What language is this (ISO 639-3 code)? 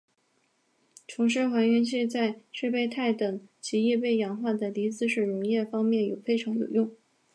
zho